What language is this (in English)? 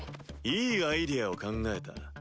Japanese